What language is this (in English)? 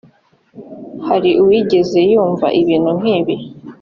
Kinyarwanda